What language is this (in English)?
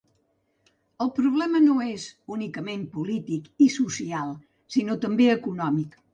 Catalan